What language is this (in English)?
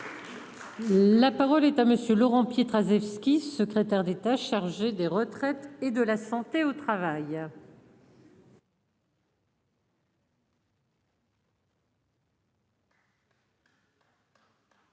French